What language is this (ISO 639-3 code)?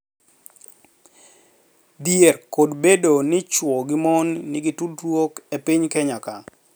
luo